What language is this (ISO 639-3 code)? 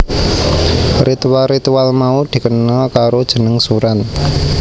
jav